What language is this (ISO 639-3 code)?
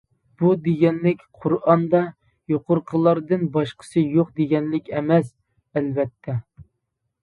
uig